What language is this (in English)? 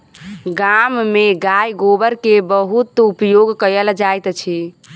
Maithili